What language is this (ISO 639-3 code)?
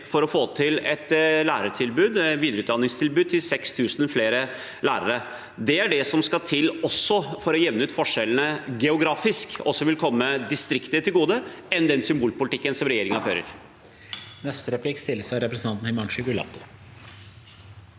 nor